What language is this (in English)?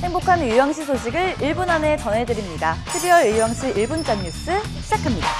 Korean